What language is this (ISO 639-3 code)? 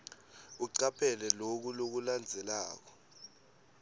ssw